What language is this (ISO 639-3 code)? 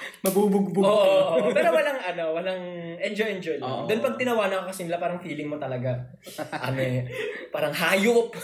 fil